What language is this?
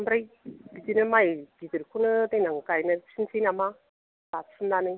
Bodo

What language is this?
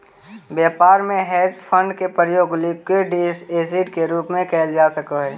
Magahi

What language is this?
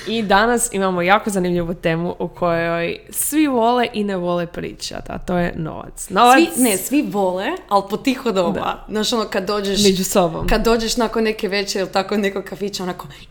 Croatian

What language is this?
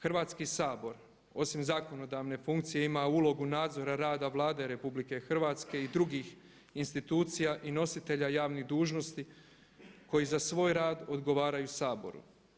Croatian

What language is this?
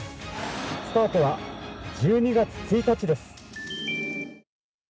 Japanese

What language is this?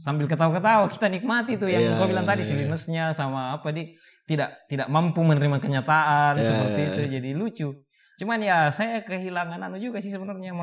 Indonesian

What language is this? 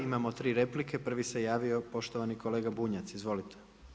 Croatian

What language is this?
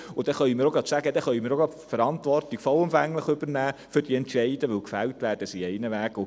Swiss German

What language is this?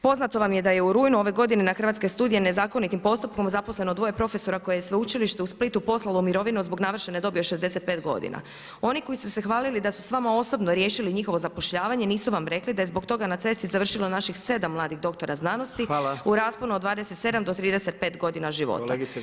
Croatian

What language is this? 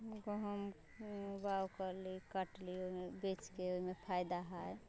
Maithili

